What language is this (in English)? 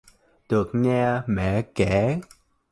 Vietnamese